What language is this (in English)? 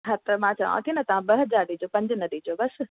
Sindhi